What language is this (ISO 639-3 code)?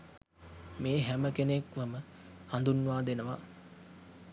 sin